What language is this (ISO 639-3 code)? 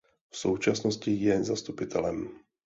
ces